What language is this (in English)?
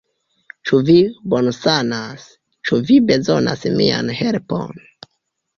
Esperanto